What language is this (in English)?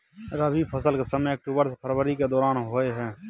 Maithili